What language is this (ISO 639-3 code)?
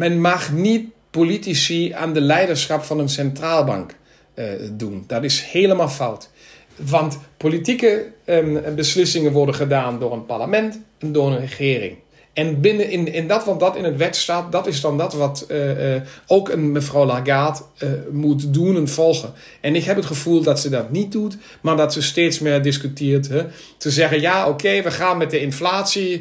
nld